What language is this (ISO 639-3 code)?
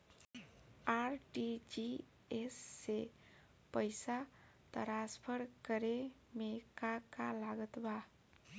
bho